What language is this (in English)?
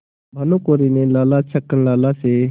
Hindi